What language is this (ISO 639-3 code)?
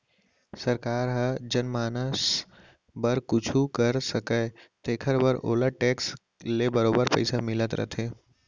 hne